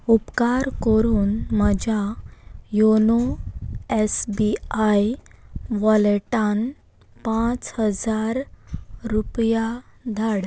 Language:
Konkani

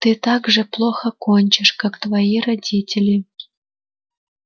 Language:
Russian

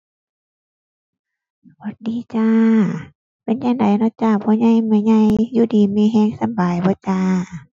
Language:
Thai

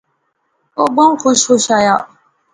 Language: Pahari-Potwari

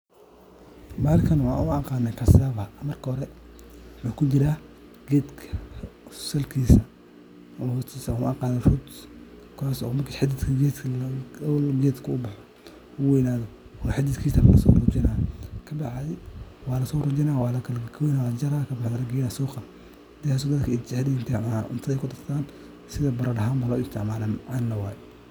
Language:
Somali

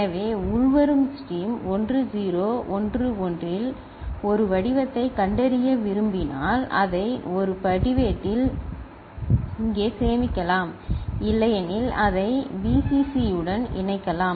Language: Tamil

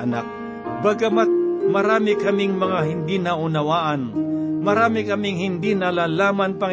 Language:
Filipino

